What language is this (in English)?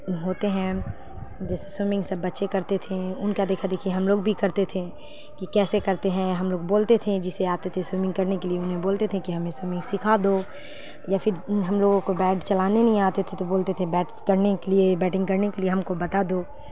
Urdu